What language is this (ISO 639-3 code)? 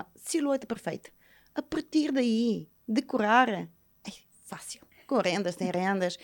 por